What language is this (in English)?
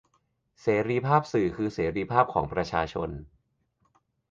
Thai